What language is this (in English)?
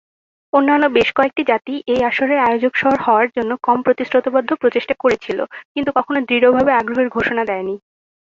Bangla